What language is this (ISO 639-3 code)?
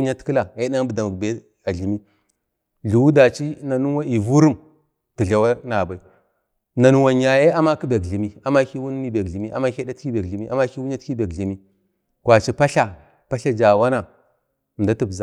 bde